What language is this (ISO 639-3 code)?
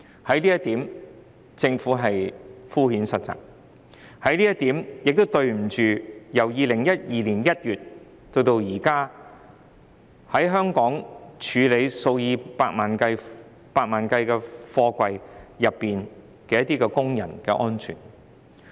yue